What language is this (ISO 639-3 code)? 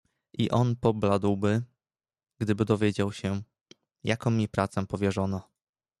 pol